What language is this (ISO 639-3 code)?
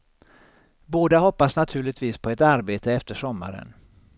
swe